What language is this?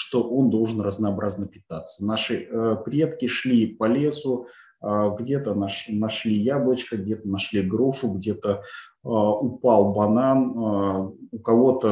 Russian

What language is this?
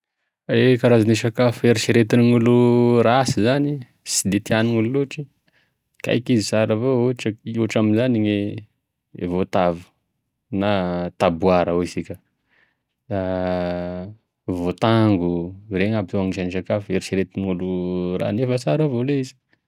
Tesaka Malagasy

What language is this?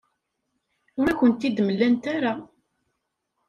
Kabyle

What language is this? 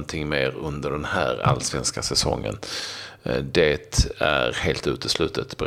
Swedish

